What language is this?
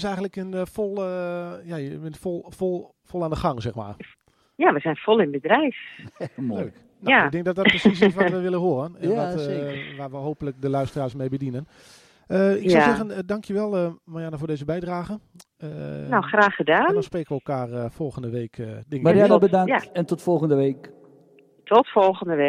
Dutch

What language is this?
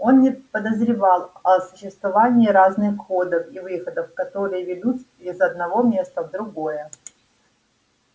Russian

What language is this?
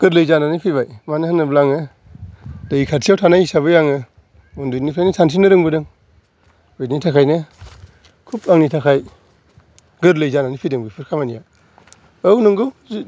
Bodo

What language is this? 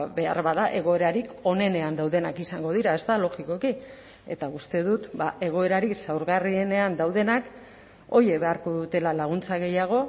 Basque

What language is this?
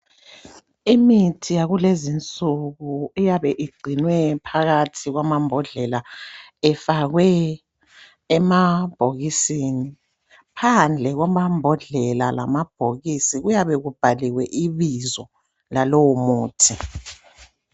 North Ndebele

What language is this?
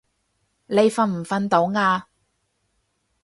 Cantonese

